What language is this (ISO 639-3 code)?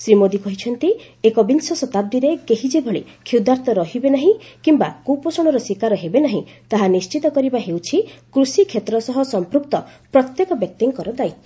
ori